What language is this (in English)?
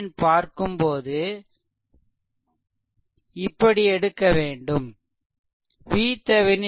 Tamil